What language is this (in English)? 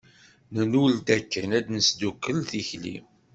Kabyle